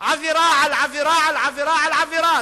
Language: Hebrew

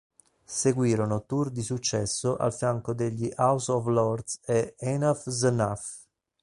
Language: Italian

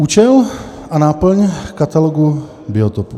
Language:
Czech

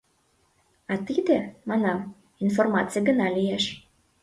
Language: Mari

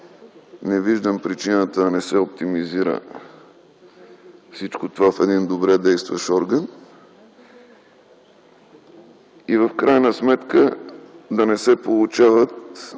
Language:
Bulgarian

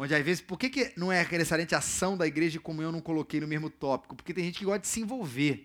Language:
Portuguese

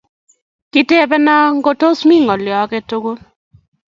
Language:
Kalenjin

